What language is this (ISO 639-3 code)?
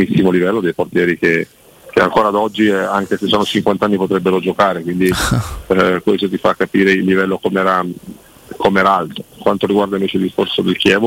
ita